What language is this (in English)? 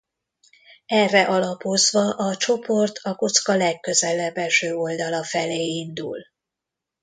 Hungarian